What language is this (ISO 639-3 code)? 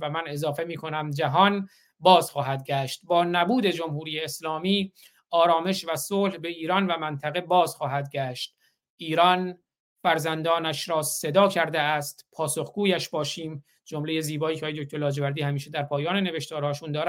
fas